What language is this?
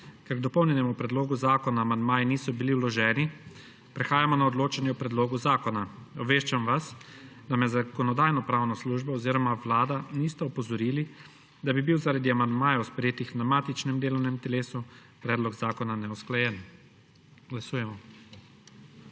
Slovenian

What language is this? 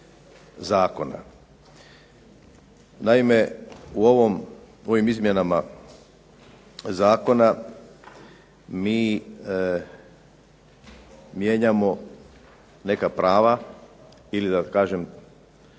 Croatian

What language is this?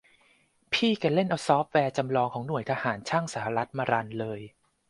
Thai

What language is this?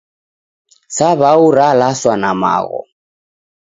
Taita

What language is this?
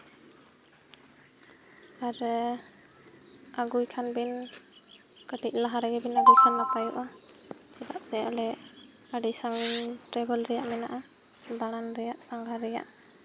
Santali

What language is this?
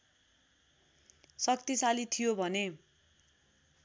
Nepali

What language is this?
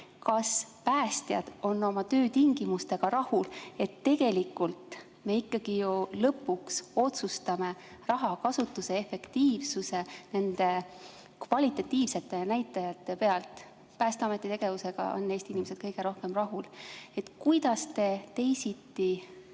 Estonian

